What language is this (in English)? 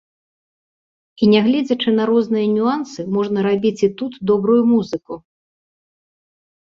Belarusian